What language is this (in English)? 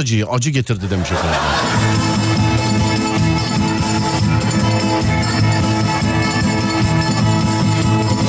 Turkish